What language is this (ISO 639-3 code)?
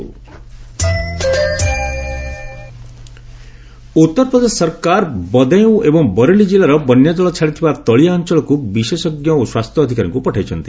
ori